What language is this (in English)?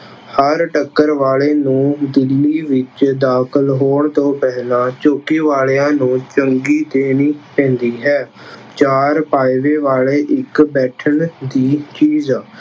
Punjabi